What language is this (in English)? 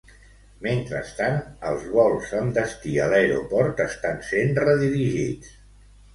Catalan